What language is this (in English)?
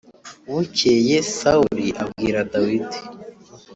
Kinyarwanda